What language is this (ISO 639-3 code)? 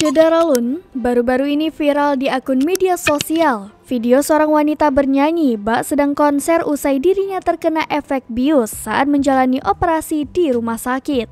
ind